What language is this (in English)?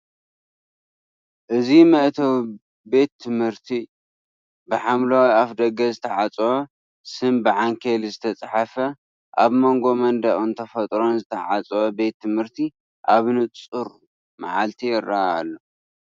Tigrinya